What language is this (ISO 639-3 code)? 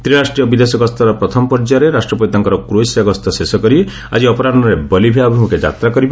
ori